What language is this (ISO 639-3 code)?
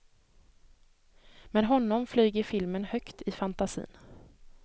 swe